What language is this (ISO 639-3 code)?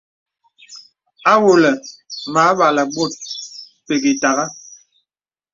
beb